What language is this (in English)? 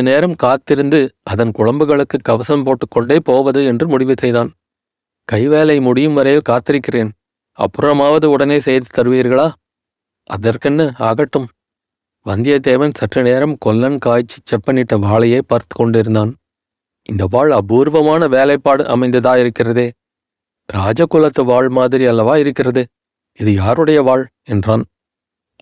Tamil